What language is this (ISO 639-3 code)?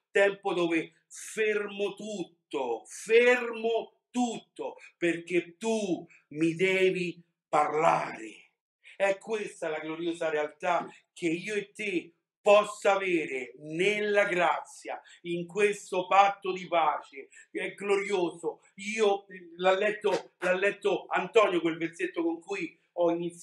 ita